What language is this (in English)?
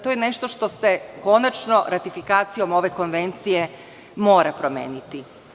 Serbian